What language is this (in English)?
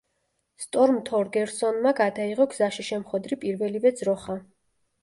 Georgian